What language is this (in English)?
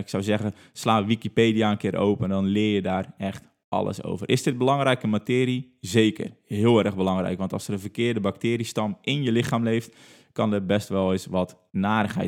Dutch